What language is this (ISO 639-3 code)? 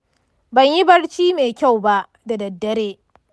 hau